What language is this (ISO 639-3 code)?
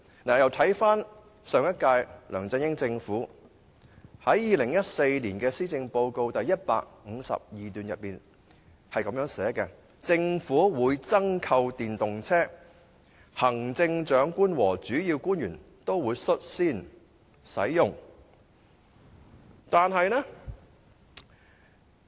yue